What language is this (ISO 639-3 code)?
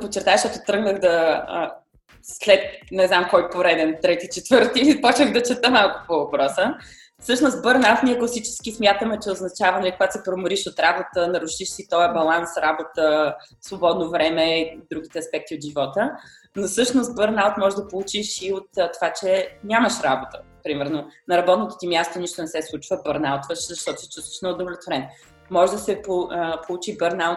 bul